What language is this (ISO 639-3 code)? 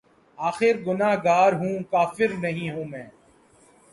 urd